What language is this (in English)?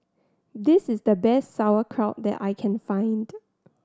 English